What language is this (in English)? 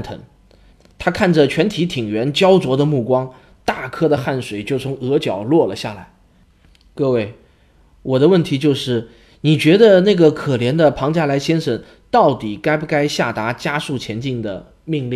Chinese